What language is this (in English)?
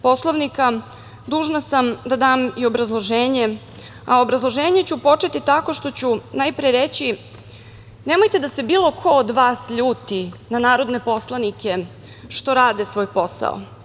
Serbian